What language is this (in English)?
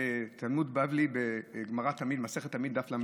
Hebrew